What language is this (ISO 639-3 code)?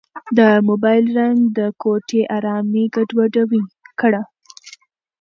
pus